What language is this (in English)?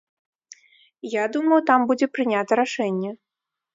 Belarusian